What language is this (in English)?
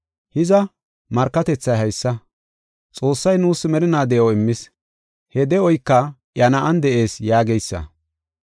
Gofa